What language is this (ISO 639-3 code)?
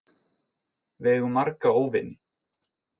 isl